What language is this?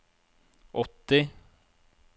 Norwegian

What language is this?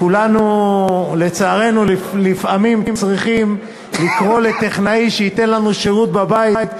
Hebrew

